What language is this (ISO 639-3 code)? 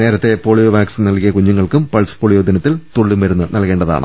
mal